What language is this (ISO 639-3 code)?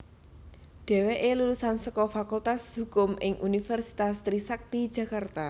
jav